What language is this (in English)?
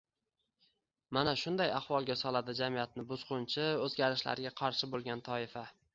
Uzbek